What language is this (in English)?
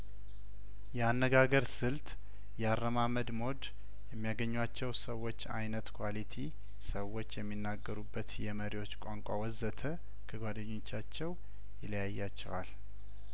Amharic